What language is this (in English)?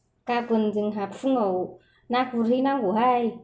Bodo